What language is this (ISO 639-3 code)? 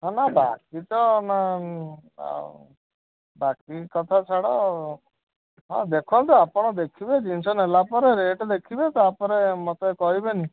ori